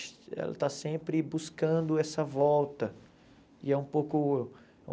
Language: Portuguese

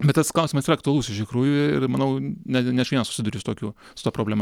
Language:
Lithuanian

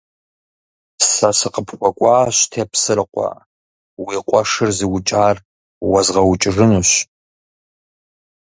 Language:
Kabardian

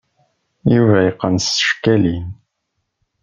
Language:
Kabyle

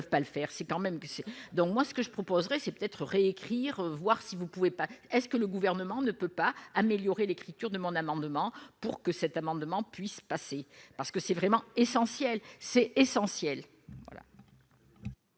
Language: French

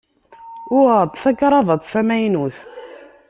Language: Kabyle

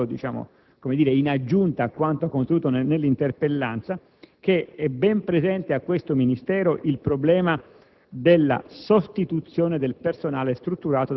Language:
Italian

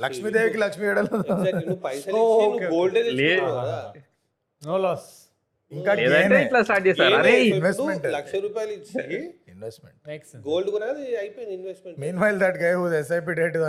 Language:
Telugu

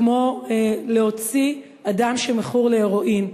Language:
Hebrew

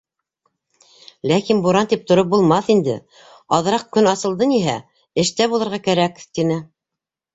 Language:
Bashkir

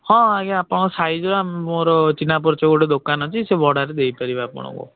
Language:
Odia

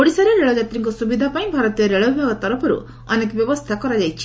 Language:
Odia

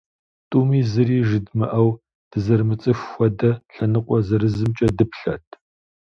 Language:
Kabardian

